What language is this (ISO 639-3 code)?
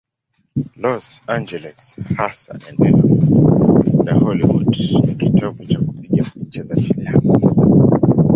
swa